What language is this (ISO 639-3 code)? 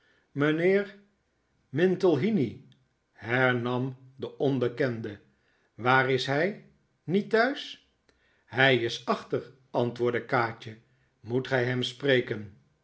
nld